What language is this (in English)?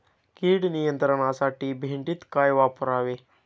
Marathi